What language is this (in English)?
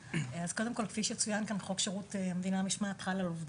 Hebrew